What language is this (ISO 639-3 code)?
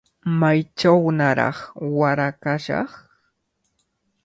qvl